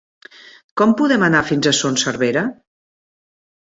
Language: Catalan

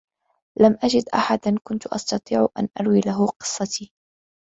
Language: Arabic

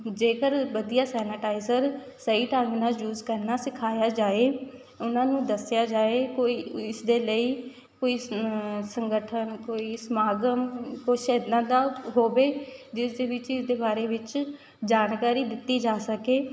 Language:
Punjabi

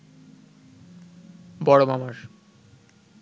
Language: Bangla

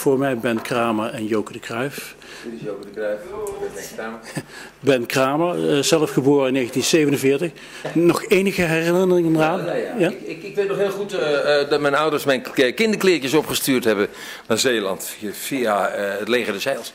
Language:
Dutch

